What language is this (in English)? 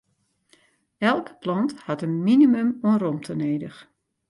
Western Frisian